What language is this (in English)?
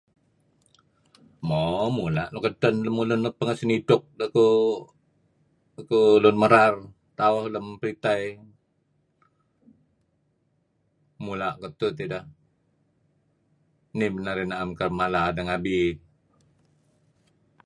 Kelabit